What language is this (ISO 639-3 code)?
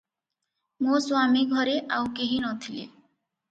ori